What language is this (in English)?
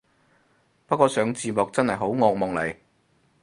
Cantonese